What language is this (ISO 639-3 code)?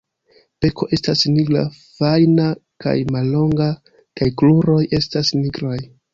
epo